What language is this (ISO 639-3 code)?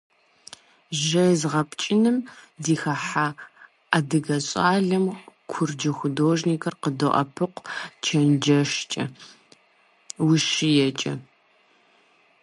kbd